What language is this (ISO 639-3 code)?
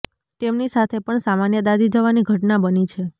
guj